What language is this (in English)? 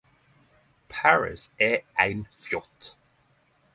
Norwegian Nynorsk